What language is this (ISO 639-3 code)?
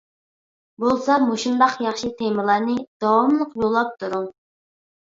uig